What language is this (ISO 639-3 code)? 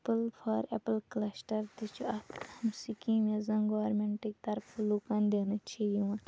kas